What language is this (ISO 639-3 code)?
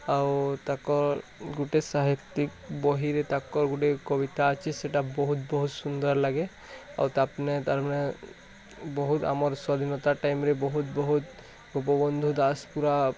ori